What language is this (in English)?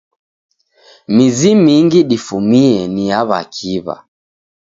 Taita